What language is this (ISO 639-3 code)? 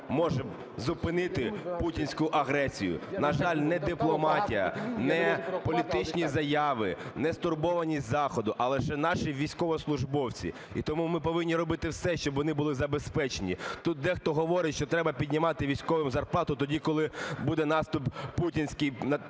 ukr